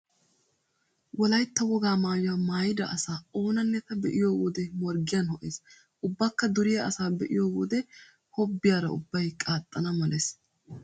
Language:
Wolaytta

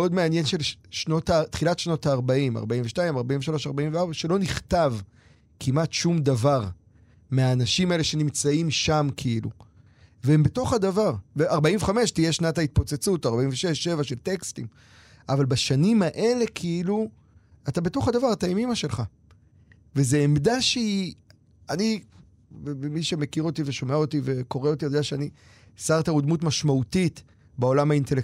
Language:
Hebrew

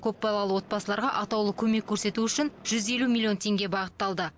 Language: Kazakh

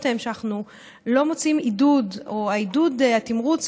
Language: Hebrew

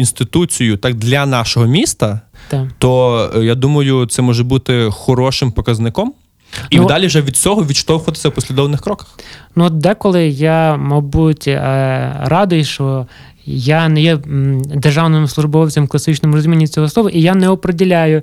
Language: Ukrainian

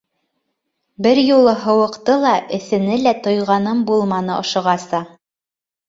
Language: Bashkir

